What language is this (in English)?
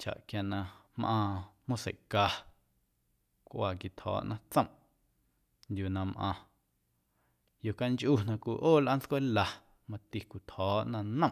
Guerrero Amuzgo